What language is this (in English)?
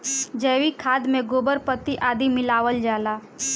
Bhojpuri